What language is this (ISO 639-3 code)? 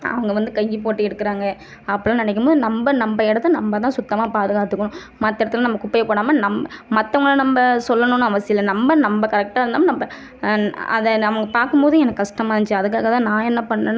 tam